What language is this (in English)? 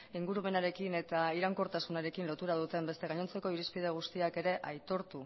Basque